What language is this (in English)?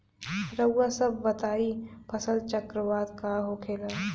Bhojpuri